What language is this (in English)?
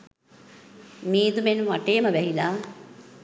Sinhala